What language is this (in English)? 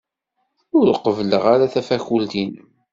Kabyle